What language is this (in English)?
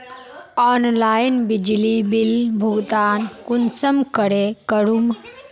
Magahi